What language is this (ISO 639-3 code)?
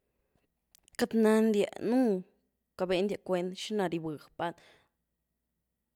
ztu